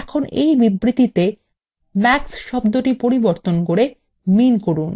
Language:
Bangla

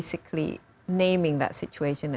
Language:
Indonesian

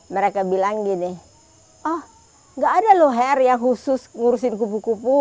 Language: Indonesian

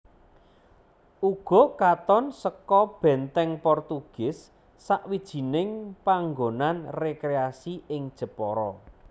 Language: Javanese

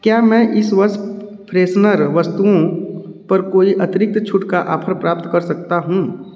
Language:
Hindi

